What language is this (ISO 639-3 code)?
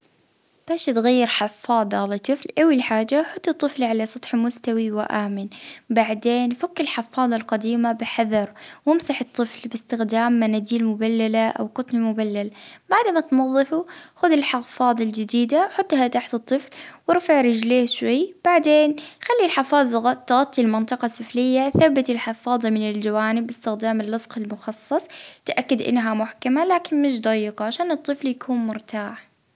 ayl